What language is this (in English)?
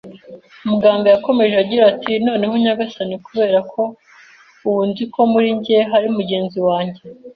Kinyarwanda